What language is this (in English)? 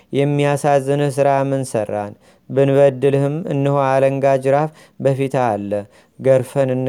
Amharic